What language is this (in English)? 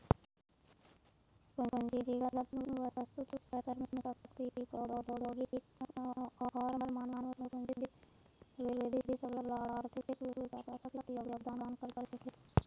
Magahi